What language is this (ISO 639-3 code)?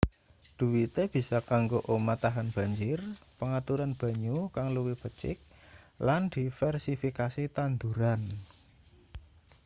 jav